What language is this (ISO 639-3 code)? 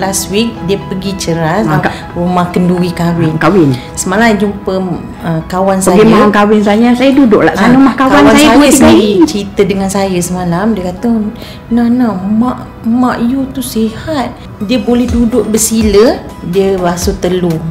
msa